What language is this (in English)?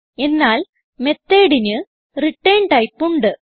Malayalam